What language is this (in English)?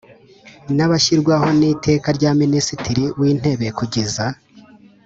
Kinyarwanda